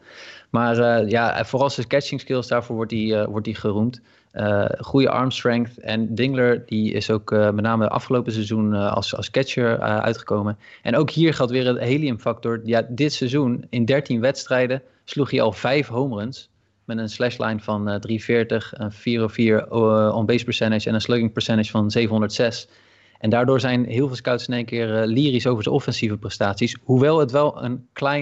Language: Dutch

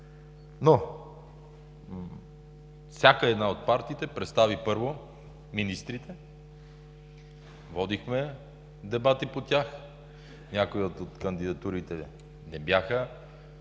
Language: Bulgarian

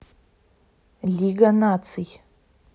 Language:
Russian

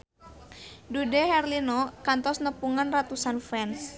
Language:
Sundanese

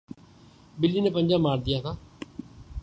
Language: Urdu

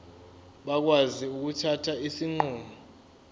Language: Zulu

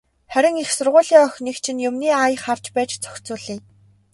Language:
Mongolian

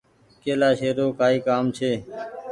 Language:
Goaria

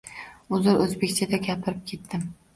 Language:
Uzbek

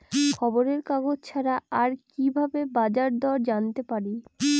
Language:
Bangla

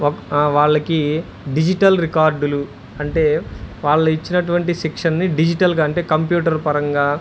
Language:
Telugu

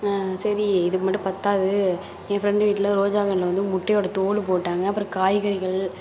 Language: Tamil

